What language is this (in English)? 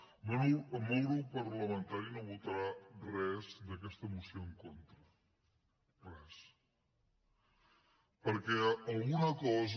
Catalan